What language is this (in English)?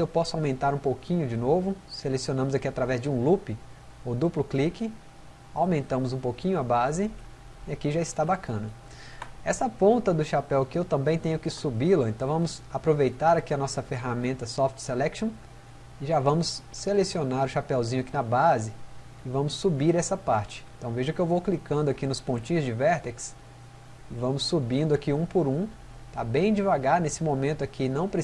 Portuguese